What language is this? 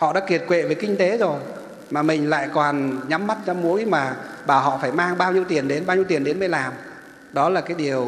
Vietnamese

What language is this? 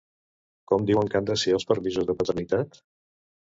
Catalan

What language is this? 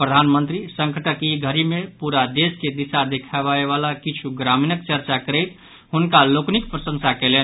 Maithili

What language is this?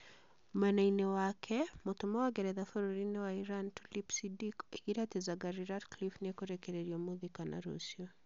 Kikuyu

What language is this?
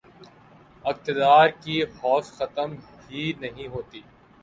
Urdu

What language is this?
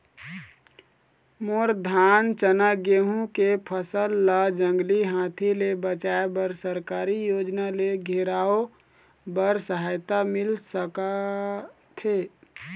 Chhattisgarhi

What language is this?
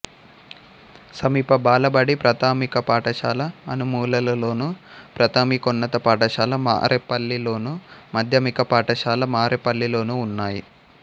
Telugu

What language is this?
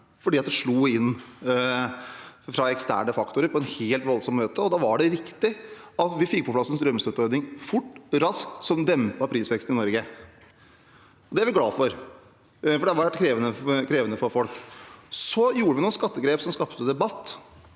Norwegian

